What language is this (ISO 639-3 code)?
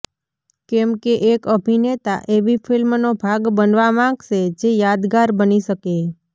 guj